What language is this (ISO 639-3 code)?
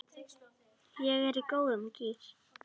isl